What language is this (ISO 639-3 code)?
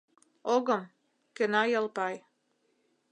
chm